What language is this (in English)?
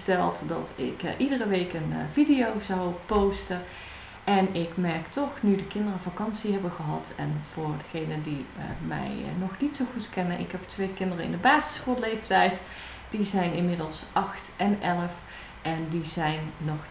Dutch